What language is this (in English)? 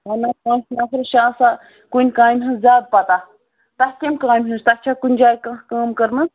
Kashmiri